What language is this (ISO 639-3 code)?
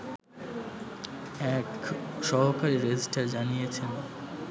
ben